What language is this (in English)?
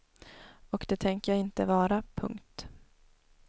Swedish